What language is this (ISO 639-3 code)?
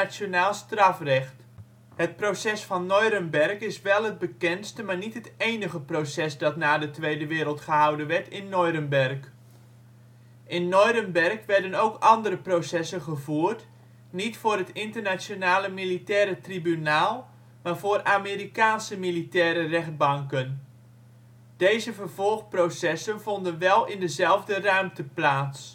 nld